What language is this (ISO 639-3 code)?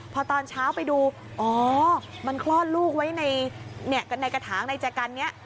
tha